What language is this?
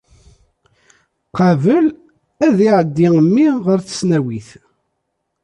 Kabyle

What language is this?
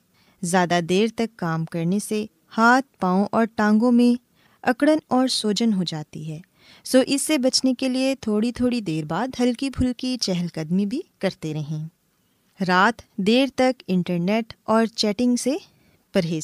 Urdu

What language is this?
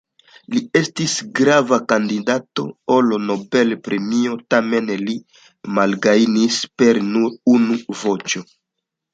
Esperanto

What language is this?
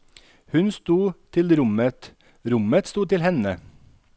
Norwegian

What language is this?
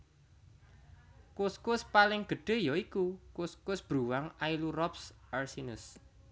Javanese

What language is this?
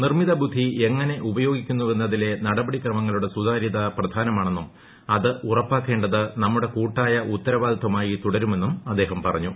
Malayalam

